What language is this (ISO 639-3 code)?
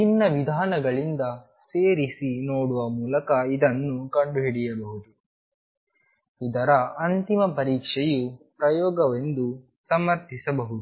kan